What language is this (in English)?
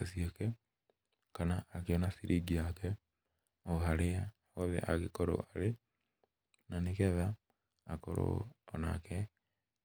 Kikuyu